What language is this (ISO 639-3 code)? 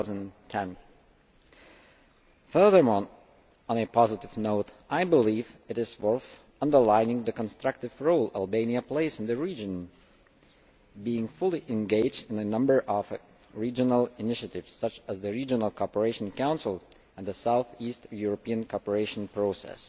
eng